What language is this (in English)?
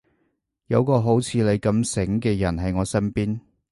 Cantonese